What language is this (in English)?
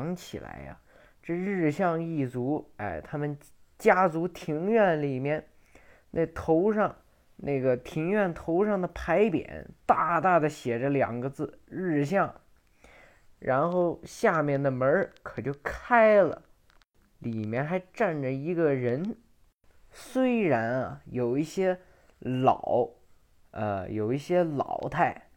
Chinese